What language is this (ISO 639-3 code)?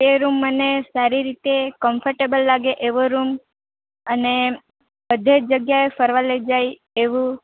guj